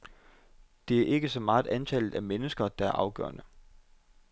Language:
Danish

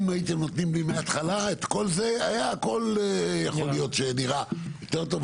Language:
Hebrew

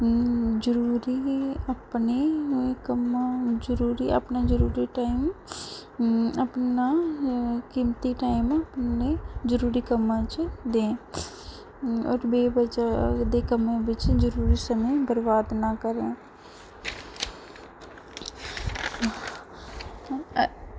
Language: Dogri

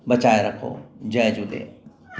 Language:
Sindhi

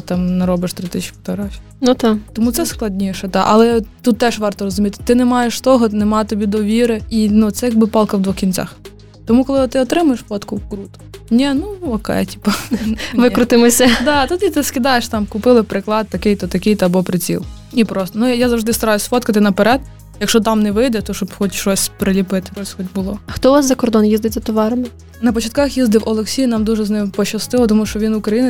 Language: Ukrainian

